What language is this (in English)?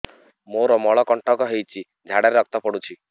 Odia